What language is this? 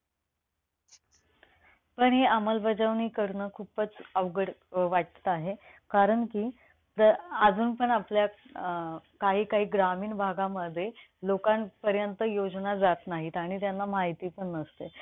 Marathi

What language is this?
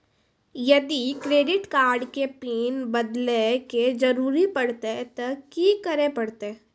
Maithili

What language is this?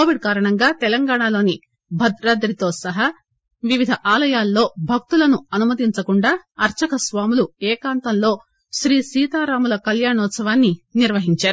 Telugu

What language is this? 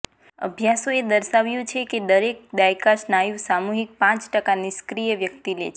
Gujarati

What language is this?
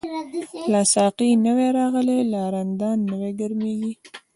Pashto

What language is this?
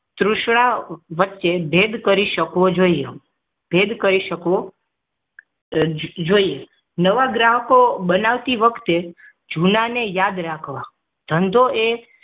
Gujarati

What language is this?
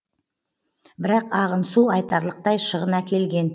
Kazakh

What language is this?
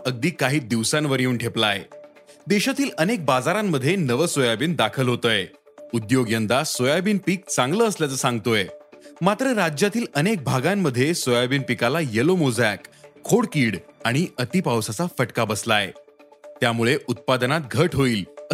Marathi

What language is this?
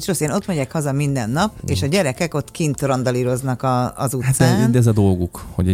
Hungarian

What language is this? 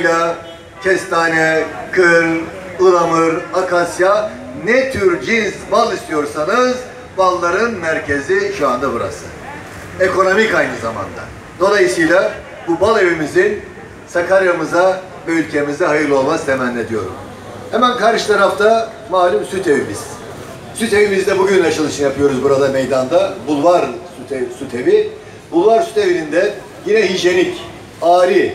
Turkish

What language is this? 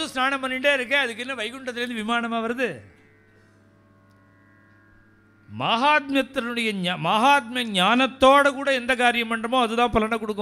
Arabic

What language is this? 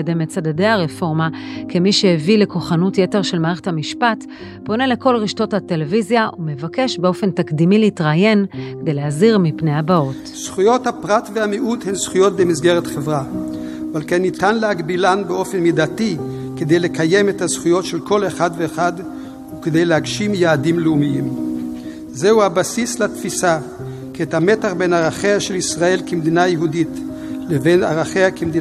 Hebrew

